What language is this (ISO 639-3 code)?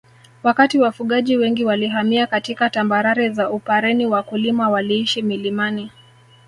swa